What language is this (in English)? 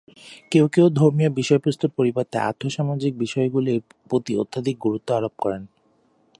Bangla